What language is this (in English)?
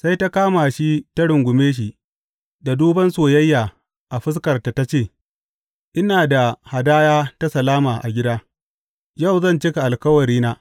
Hausa